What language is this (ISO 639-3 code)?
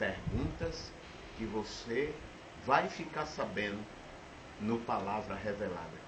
por